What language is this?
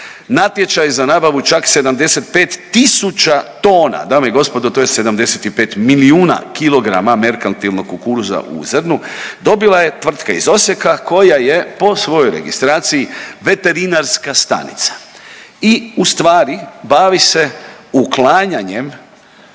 Croatian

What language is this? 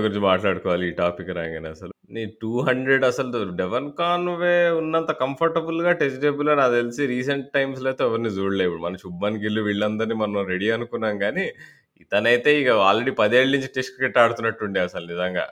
Telugu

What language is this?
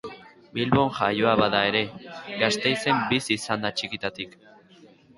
Basque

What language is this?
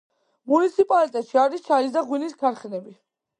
Georgian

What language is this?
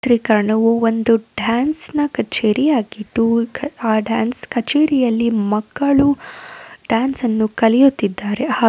Kannada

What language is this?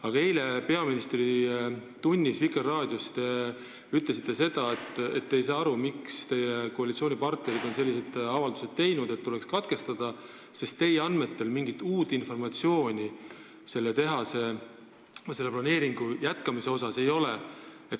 Estonian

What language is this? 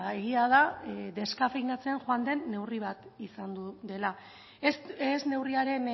Basque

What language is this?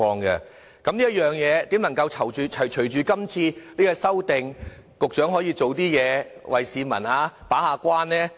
Cantonese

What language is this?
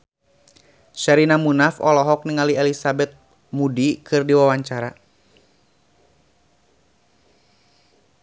Sundanese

